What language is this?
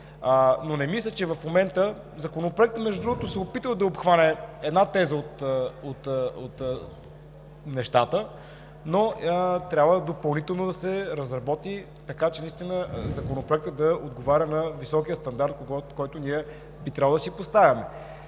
Bulgarian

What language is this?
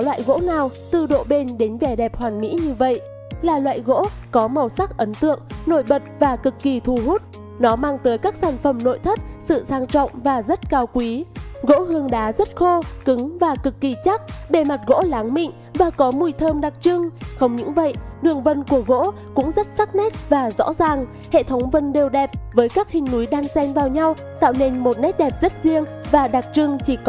Vietnamese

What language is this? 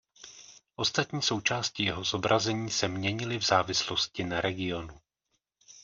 Czech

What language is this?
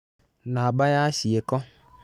Kikuyu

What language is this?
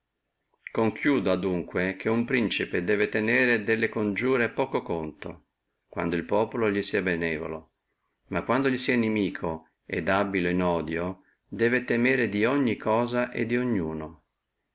Italian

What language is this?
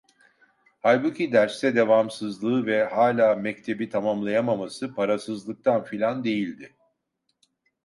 Turkish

